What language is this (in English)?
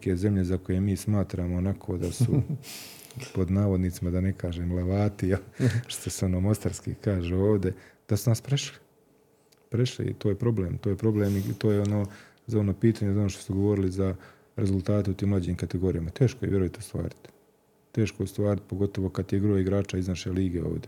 Croatian